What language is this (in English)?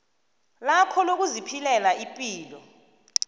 South Ndebele